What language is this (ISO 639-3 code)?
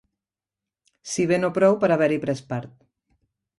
cat